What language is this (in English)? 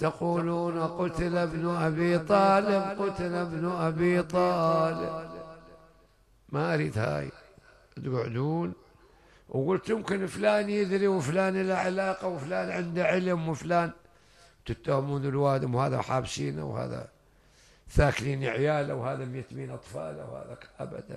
Arabic